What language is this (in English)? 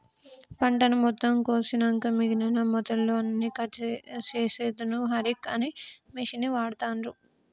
Telugu